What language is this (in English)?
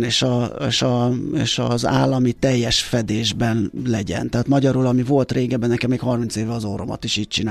Hungarian